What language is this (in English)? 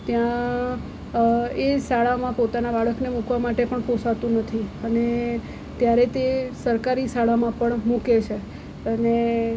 Gujarati